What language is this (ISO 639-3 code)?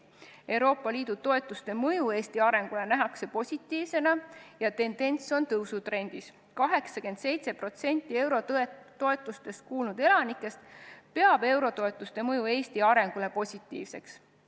est